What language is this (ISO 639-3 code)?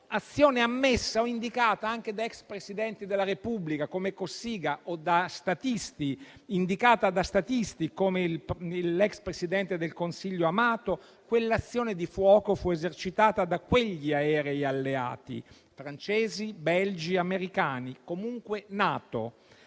ita